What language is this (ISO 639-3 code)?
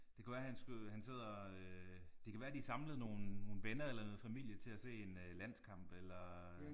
dan